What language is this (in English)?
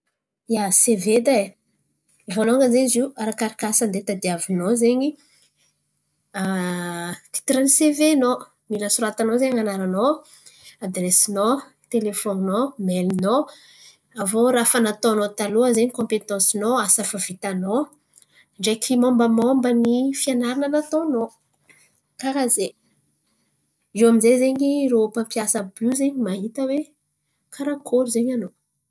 Antankarana Malagasy